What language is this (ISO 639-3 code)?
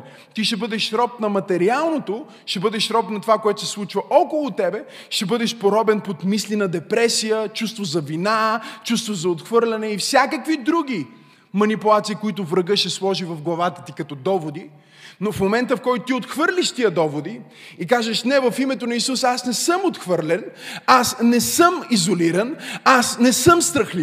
bul